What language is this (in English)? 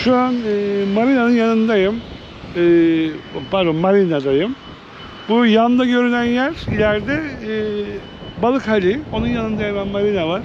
Turkish